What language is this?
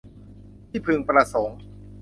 Thai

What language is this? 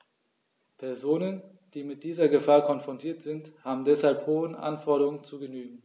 German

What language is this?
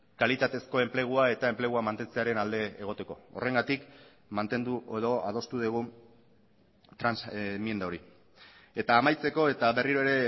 Basque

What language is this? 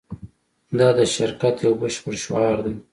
Pashto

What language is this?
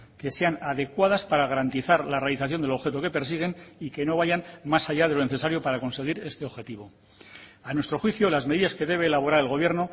Spanish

